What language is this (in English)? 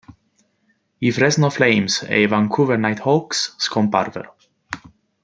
Italian